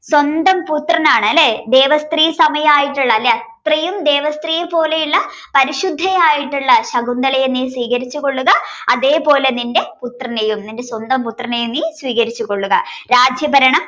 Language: Malayalam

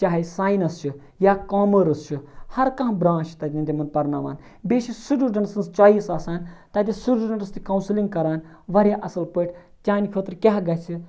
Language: Kashmiri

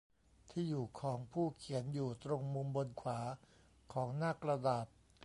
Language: Thai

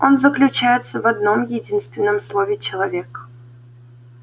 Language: Russian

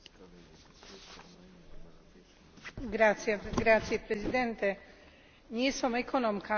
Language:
Slovak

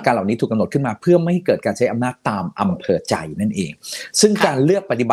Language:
Thai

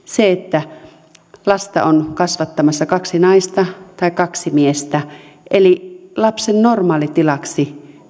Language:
Finnish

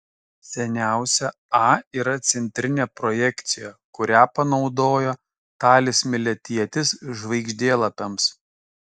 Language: Lithuanian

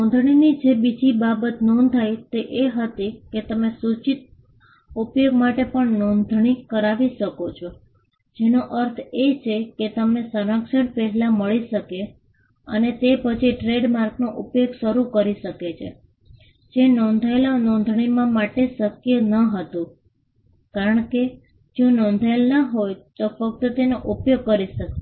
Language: Gujarati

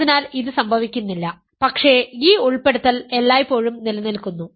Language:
Malayalam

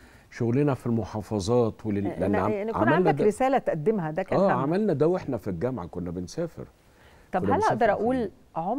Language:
Arabic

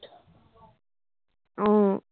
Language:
Assamese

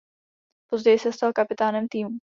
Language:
Czech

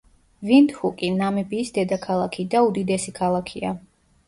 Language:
Georgian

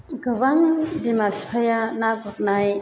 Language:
Bodo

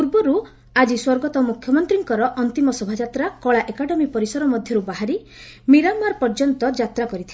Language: Odia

